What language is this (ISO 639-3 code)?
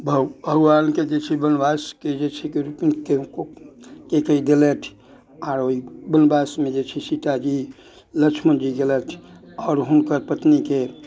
mai